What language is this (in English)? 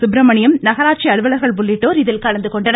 Tamil